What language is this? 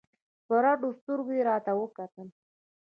Pashto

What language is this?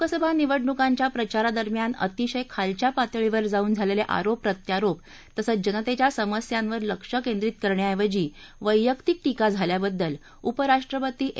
Marathi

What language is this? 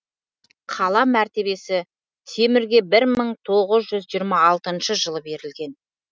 Kazakh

